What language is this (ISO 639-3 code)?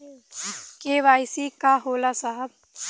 bho